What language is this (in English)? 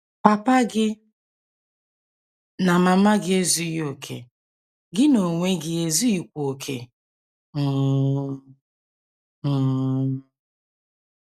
Igbo